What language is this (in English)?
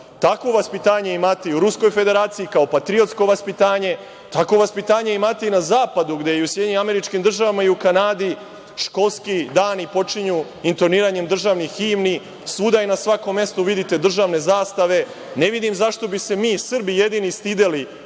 Serbian